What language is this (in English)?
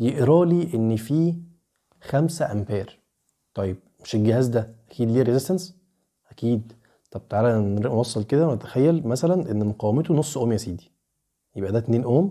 Arabic